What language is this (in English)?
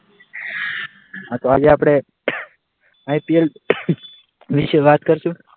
Gujarati